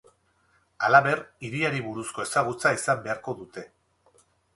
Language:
Basque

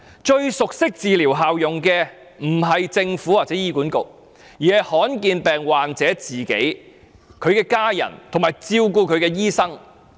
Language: Cantonese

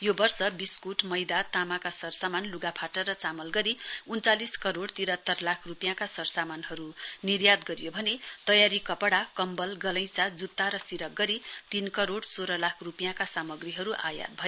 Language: Nepali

